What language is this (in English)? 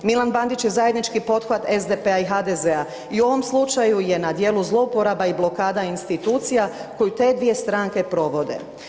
Croatian